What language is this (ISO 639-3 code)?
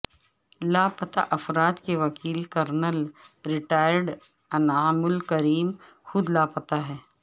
urd